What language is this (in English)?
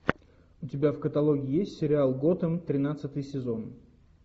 Russian